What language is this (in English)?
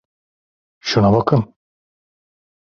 Turkish